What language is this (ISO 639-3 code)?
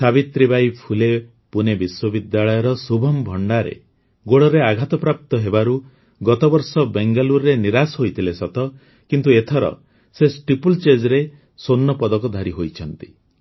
ori